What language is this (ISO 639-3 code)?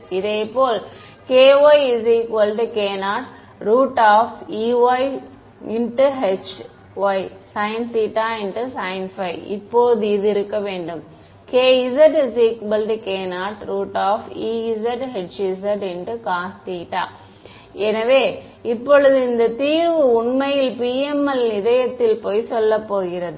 tam